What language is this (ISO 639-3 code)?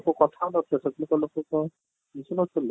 ori